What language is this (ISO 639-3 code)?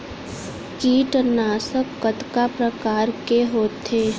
hne